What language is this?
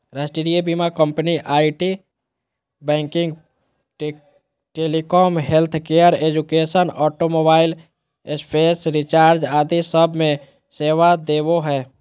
Magahi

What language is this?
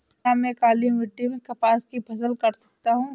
Hindi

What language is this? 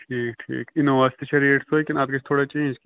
Kashmiri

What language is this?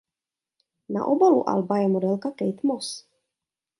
Czech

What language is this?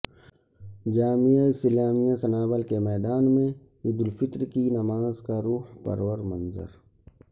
Urdu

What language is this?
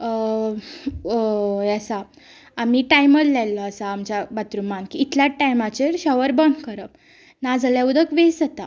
Konkani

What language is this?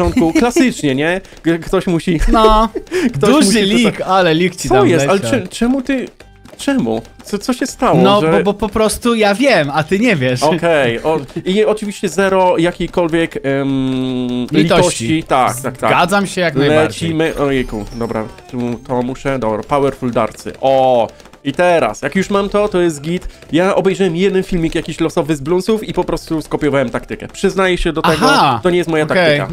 Polish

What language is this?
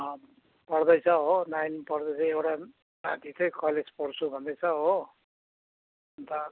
Nepali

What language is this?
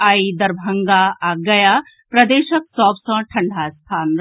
Maithili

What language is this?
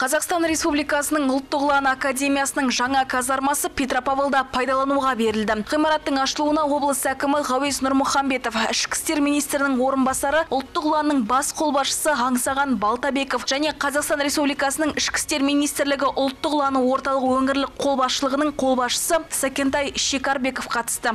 Russian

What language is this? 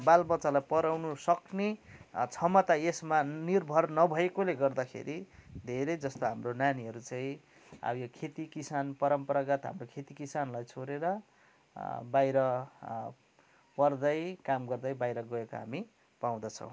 Nepali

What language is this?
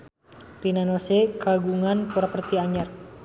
Sundanese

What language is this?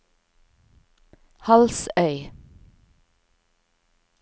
Norwegian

